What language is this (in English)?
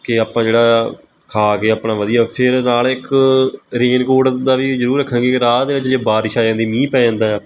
Punjabi